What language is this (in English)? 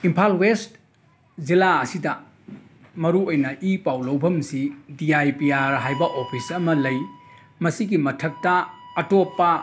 Manipuri